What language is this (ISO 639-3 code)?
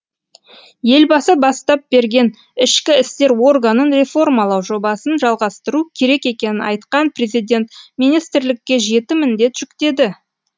kaz